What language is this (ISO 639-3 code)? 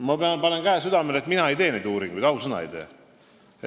est